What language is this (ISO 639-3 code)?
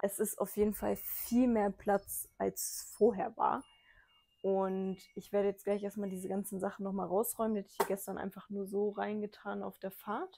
deu